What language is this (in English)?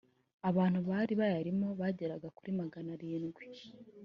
Kinyarwanda